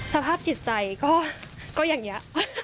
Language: Thai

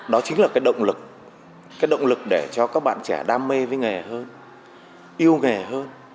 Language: Vietnamese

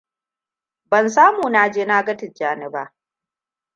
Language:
Hausa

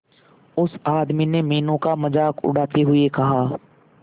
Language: Hindi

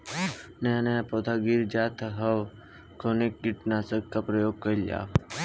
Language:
Bhojpuri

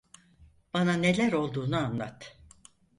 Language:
Turkish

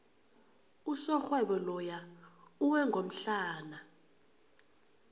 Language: South Ndebele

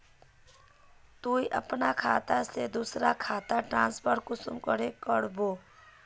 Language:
Magahi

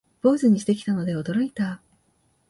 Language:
Japanese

